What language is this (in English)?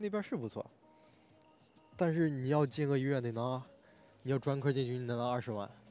Chinese